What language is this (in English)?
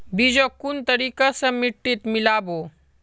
Magahi